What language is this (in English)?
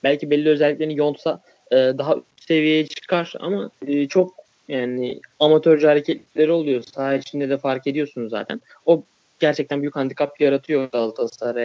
Turkish